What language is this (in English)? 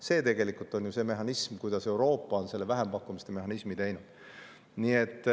Estonian